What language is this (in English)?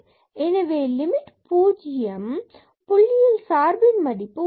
Tamil